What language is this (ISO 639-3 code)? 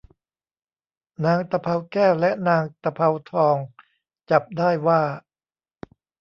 tha